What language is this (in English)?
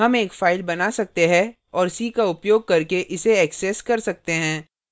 Hindi